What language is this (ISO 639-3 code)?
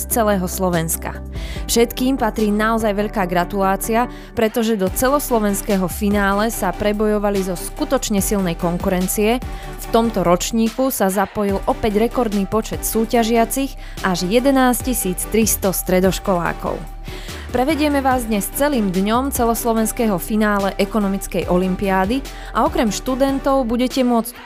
slk